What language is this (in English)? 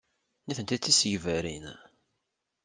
Kabyle